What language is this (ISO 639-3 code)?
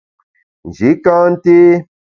bax